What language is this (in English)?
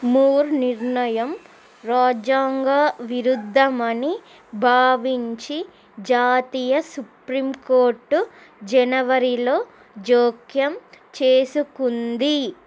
Telugu